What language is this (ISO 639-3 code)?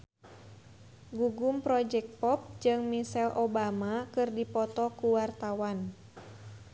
sun